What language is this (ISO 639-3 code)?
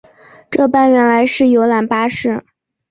zho